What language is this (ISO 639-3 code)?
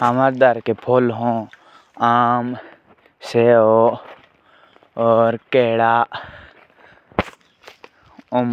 jns